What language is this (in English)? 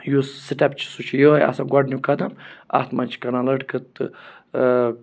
Kashmiri